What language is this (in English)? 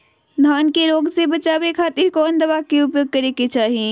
Magahi